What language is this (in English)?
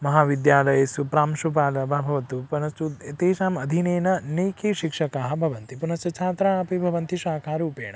Sanskrit